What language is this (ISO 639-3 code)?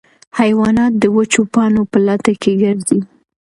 pus